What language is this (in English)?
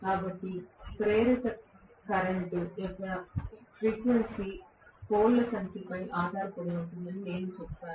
Telugu